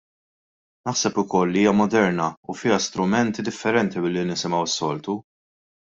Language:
Maltese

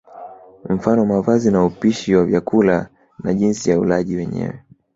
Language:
Swahili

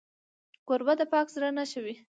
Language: Pashto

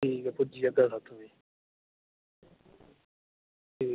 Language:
Dogri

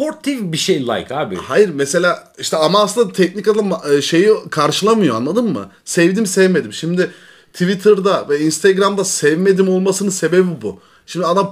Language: Turkish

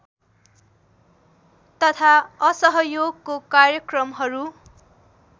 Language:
Nepali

